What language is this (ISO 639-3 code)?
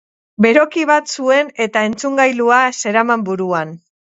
eus